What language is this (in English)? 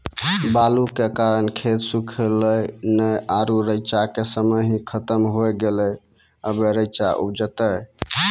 Maithili